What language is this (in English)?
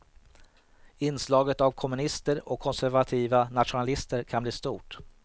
Swedish